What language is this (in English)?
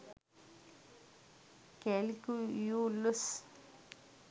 Sinhala